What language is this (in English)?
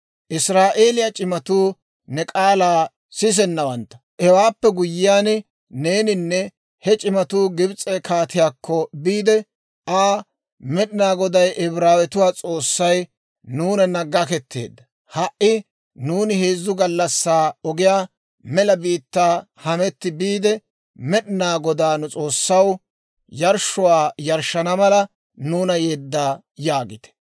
Dawro